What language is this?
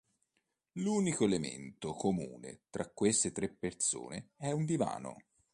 Italian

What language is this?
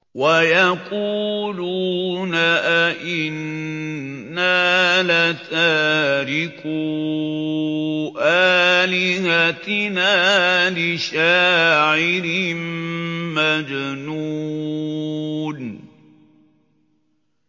Arabic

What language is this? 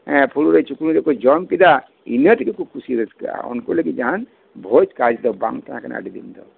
Santali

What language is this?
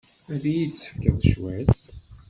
Kabyle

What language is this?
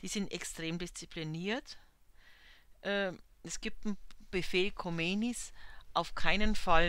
German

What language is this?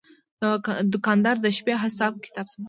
Pashto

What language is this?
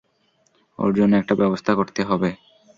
Bangla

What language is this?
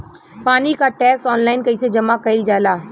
Bhojpuri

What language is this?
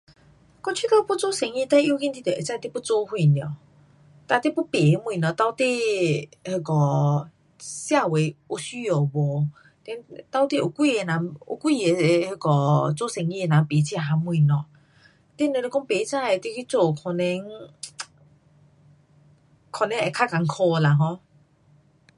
Pu-Xian Chinese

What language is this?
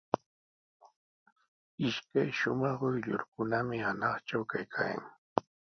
Sihuas Ancash Quechua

